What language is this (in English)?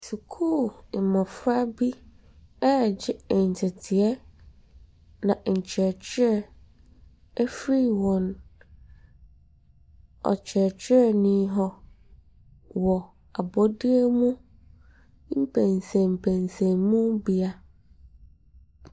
Akan